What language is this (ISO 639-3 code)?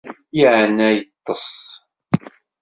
kab